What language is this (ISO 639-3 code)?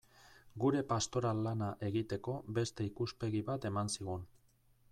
eus